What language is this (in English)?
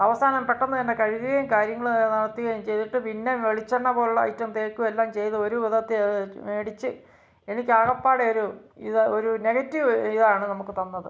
Malayalam